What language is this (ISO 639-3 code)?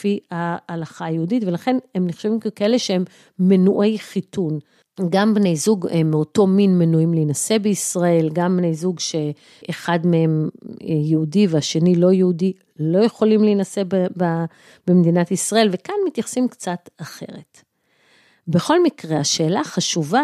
heb